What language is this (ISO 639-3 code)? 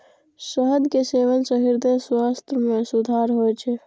mai